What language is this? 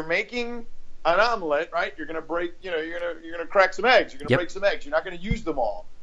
English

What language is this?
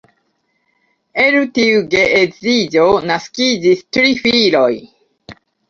Esperanto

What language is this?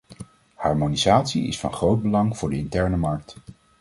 Dutch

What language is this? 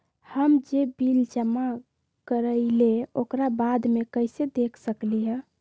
Magahi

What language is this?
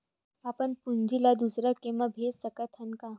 Chhattisgarhi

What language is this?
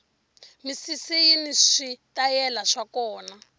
Tsonga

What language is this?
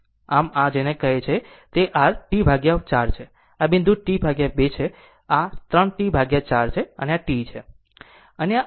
Gujarati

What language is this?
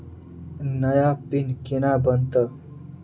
Maithili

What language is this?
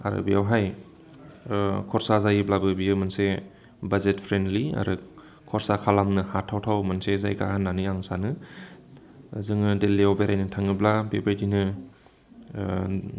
Bodo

